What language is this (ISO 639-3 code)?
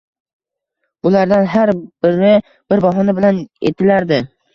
uzb